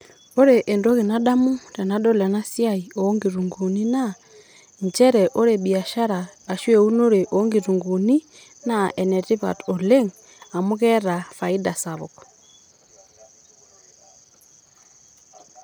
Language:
Masai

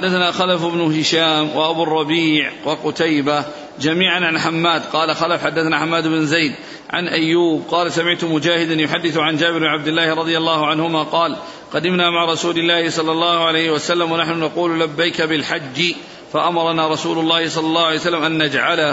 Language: Arabic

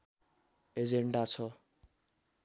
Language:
Nepali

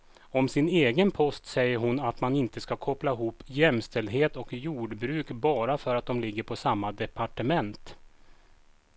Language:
Swedish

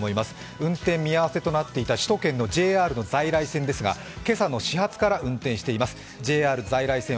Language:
Japanese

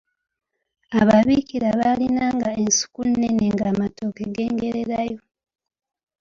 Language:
Ganda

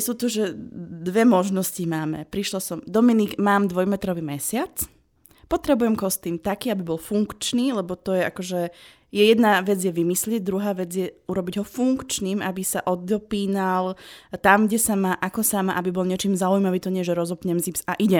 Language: Slovak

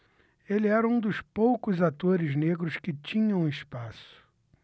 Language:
Portuguese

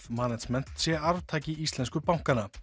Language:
Icelandic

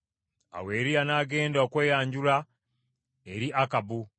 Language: Ganda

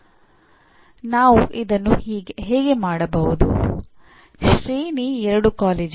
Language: Kannada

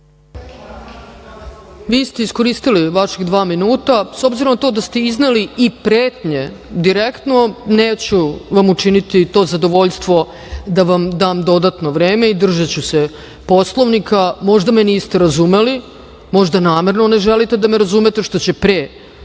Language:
Serbian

